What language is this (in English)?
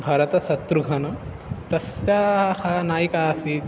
Sanskrit